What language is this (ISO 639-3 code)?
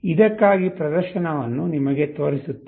kan